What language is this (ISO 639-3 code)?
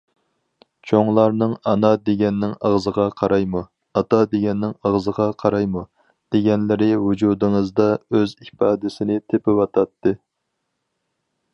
uig